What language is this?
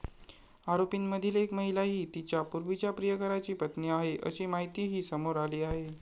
Marathi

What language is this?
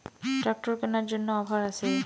Bangla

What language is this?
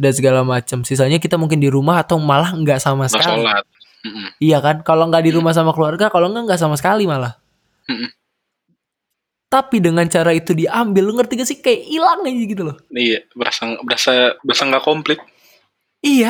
Indonesian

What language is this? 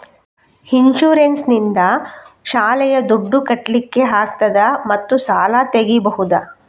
Kannada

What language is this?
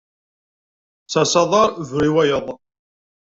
Kabyle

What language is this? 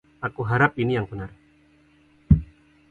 Indonesian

